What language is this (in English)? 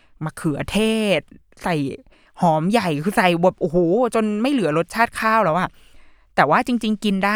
Thai